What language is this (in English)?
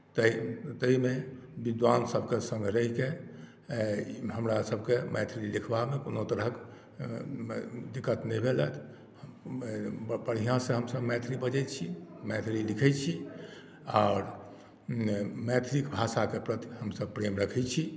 Maithili